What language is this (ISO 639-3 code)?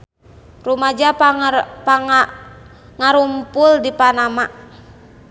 sun